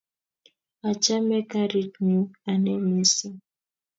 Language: Kalenjin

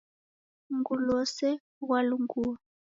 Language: Taita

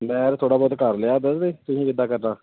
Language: Punjabi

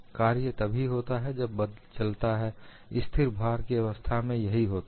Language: Hindi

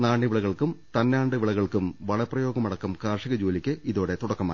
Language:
Malayalam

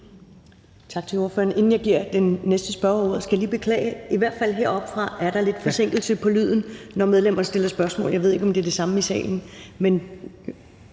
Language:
Danish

